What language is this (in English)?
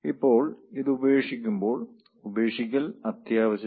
Malayalam